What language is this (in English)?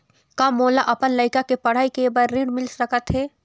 Chhattisgarhi